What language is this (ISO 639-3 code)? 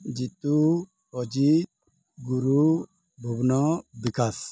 ori